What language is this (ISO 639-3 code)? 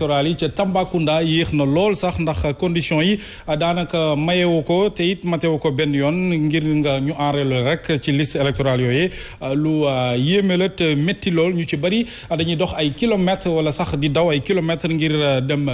fra